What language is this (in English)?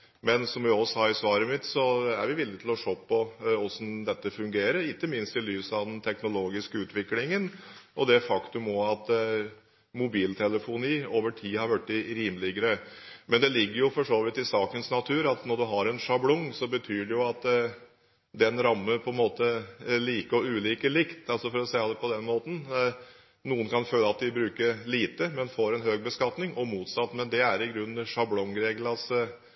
Norwegian Bokmål